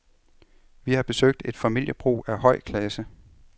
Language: Danish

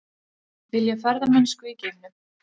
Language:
Icelandic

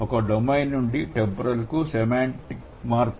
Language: Telugu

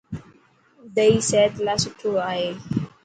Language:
Dhatki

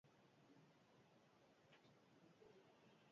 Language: Basque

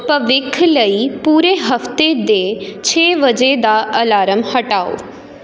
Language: Punjabi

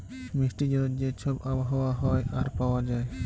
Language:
Bangla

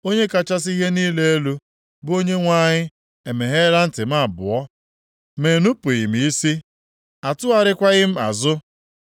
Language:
Igbo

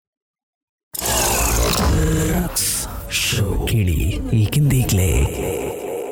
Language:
Kannada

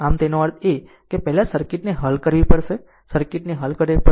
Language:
Gujarati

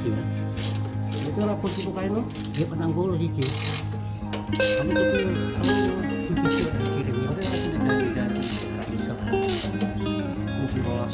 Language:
Indonesian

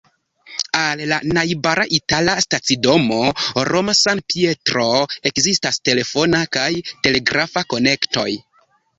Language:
Esperanto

